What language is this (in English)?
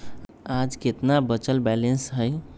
Magahi